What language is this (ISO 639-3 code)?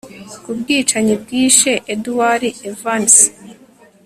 kin